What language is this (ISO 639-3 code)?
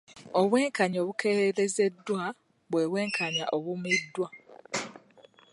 lug